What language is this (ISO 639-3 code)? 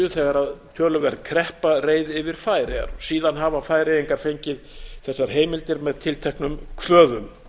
isl